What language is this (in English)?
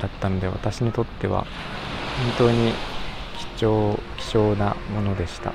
Japanese